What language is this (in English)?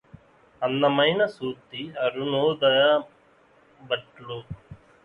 Telugu